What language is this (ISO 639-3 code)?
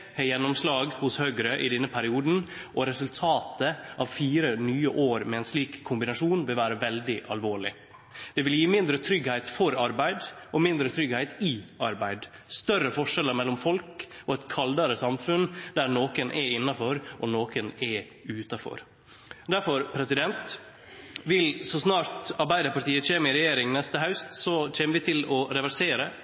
nno